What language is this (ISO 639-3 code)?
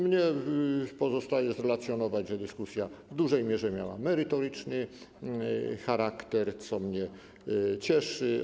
pol